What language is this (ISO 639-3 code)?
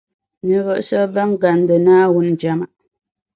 dag